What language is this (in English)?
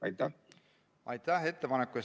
Estonian